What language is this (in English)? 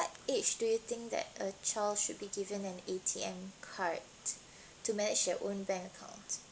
English